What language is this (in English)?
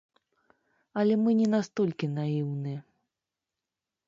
Belarusian